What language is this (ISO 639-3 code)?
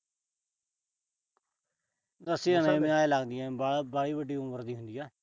pan